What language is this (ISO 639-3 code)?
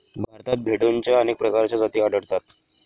mar